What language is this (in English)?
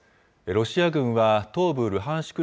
Japanese